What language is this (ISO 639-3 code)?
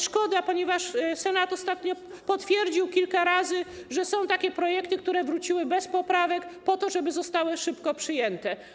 pol